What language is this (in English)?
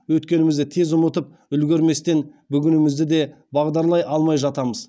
Kazakh